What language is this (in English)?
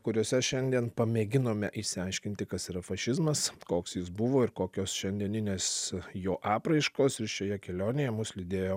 Lithuanian